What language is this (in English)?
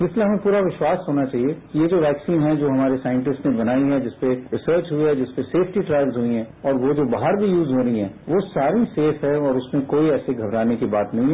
Hindi